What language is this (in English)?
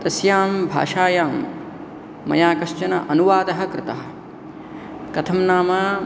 Sanskrit